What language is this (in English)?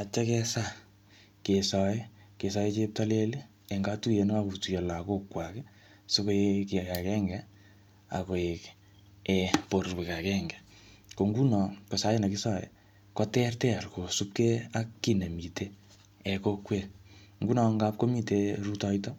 Kalenjin